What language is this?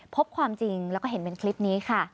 Thai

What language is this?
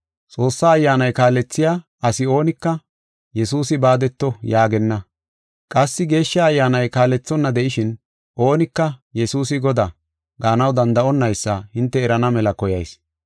Gofa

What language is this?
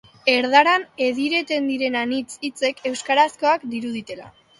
Basque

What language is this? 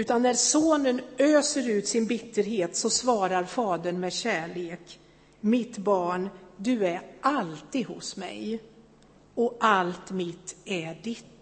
Swedish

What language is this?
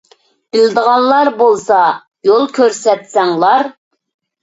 Uyghur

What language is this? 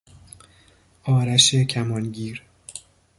Persian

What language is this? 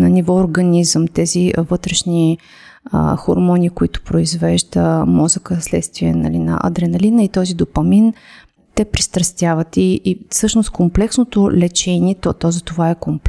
Bulgarian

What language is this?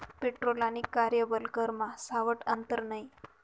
Marathi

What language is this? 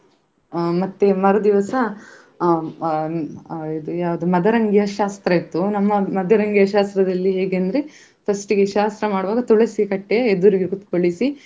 Kannada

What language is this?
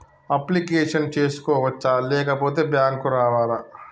Telugu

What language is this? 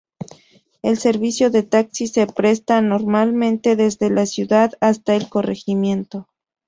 Spanish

